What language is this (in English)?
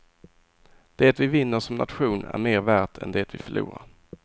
Swedish